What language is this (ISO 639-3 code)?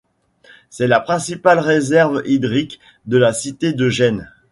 fra